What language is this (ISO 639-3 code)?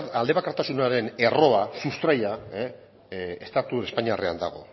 eus